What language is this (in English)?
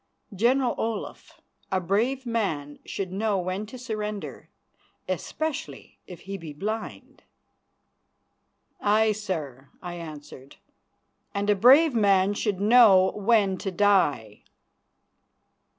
English